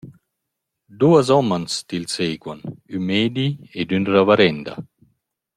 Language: Romansh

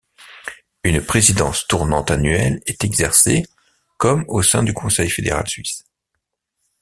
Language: French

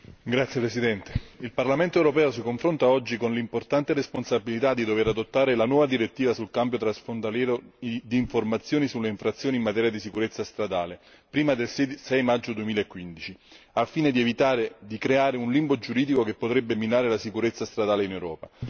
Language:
Italian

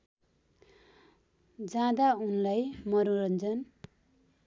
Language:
Nepali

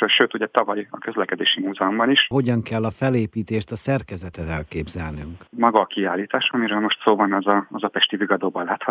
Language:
Hungarian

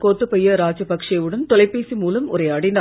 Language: Tamil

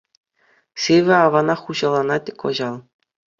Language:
Chuvash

